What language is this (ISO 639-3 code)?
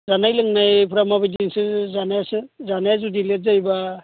brx